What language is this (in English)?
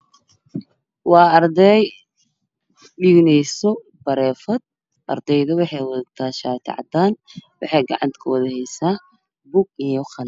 Somali